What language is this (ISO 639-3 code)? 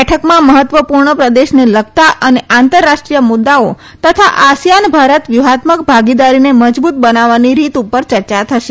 guj